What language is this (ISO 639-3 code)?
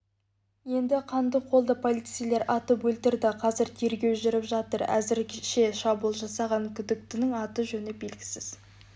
kaz